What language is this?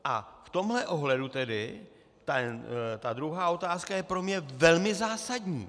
Czech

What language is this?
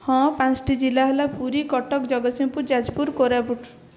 Odia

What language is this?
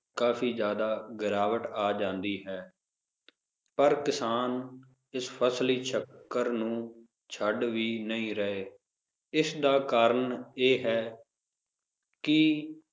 Punjabi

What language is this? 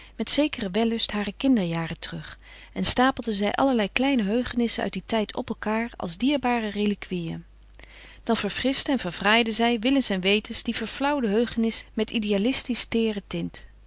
Dutch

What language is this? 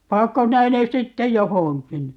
Finnish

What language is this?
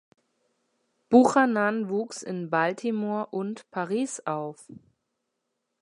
German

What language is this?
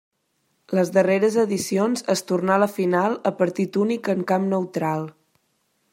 Catalan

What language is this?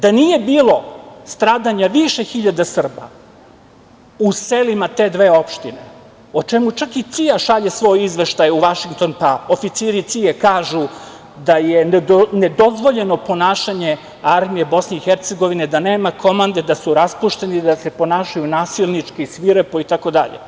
Serbian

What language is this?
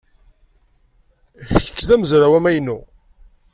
Kabyle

